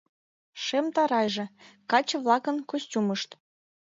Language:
Mari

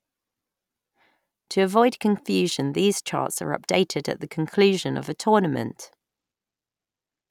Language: English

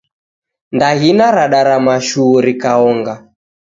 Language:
Taita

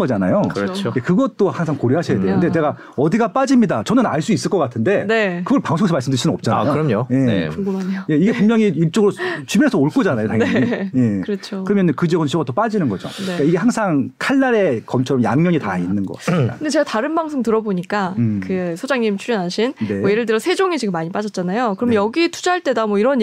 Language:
Korean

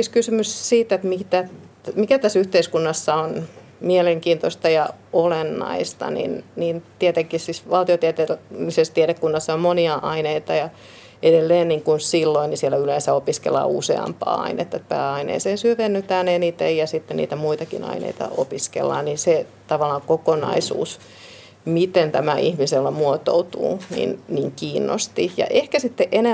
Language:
Finnish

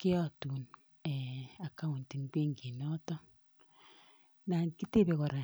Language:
Kalenjin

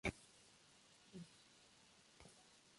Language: Spanish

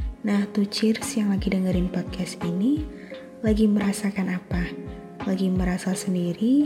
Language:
Indonesian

